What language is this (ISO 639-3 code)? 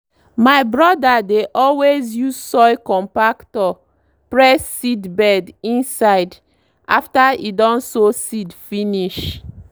pcm